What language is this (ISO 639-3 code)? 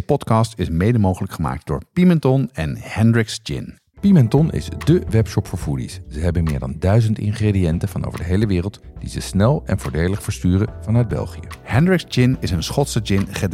nld